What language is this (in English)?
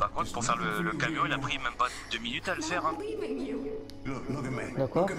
French